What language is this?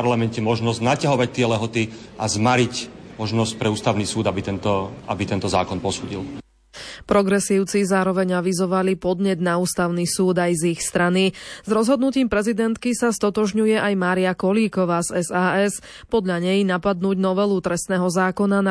Slovak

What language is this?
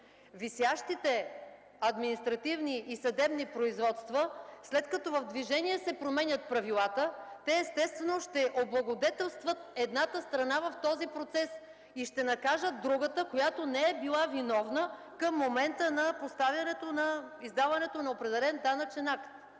Bulgarian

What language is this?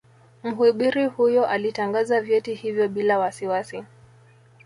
Swahili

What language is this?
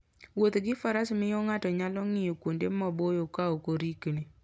Luo (Kenya and Tanzania)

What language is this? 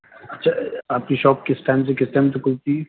Urdu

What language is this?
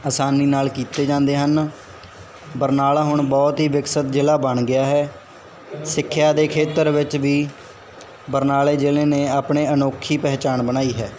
Punjabi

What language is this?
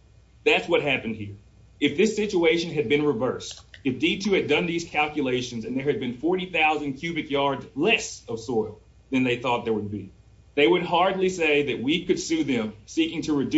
English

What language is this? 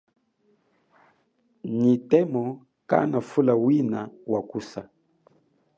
Chokwe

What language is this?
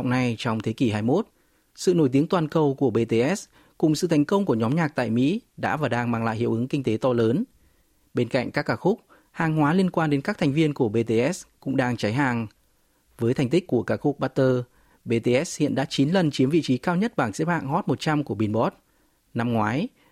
Vietnamese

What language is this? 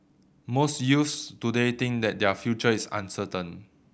English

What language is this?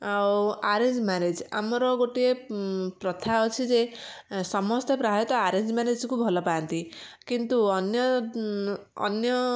Odia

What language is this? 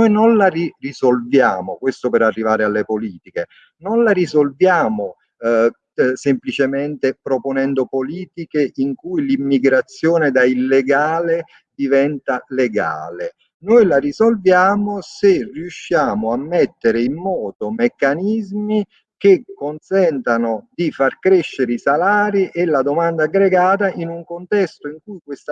Italian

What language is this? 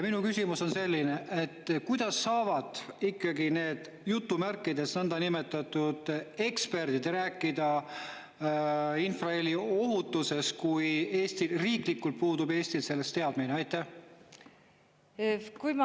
Estonian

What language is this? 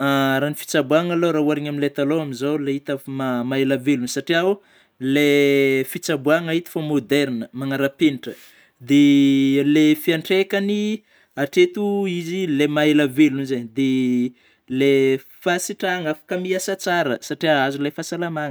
Northern Betsimisaraka Malagasy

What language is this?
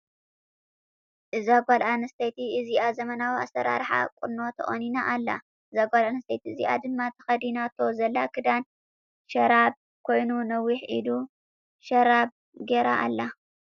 Tigrinya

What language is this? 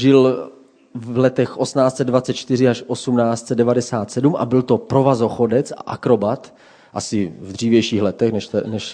Czech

